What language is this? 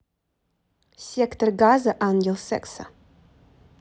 Russian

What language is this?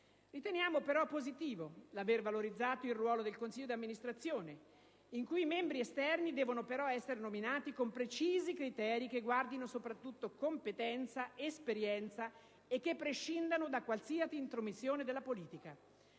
Italian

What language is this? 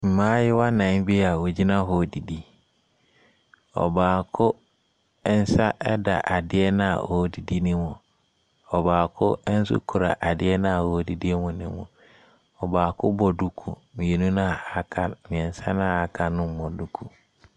Akan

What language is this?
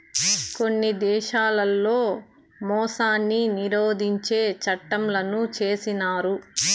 Telugu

